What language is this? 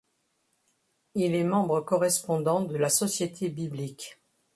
French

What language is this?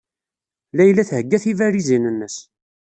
Kabyle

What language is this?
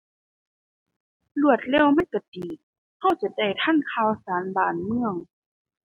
Thai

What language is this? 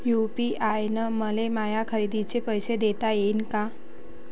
Marathi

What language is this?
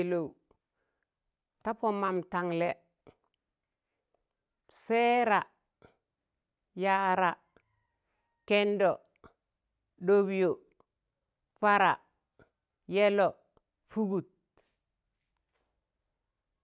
Tangale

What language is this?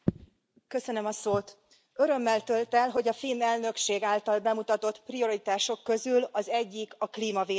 Hungarian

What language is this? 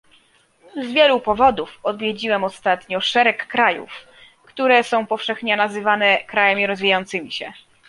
Polish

